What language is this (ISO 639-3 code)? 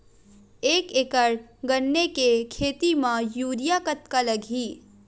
hne